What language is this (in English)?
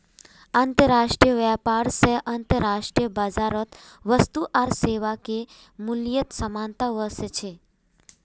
Magahi